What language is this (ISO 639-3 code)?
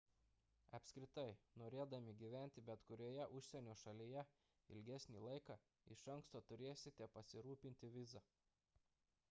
lit